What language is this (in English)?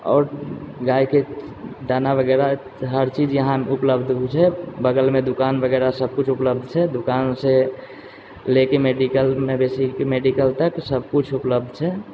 Maithili